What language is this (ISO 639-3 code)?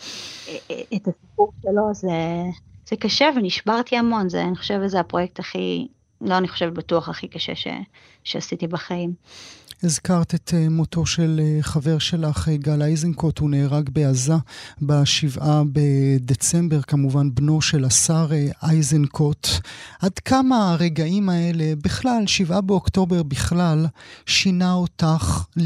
heb